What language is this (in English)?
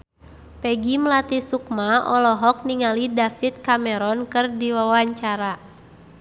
Sundanese